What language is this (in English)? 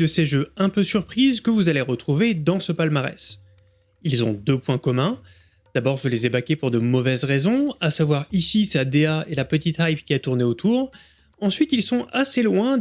French